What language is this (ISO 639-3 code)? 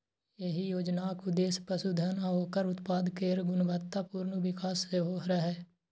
mai